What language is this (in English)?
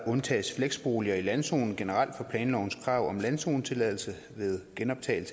Danish